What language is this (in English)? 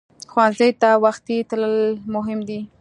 Pashto